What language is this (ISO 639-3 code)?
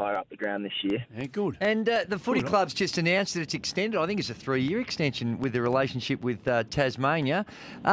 eng